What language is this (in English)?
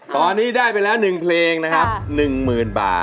Thai